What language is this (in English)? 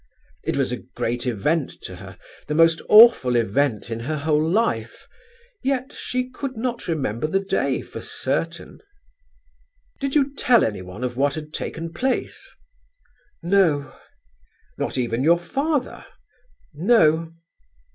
English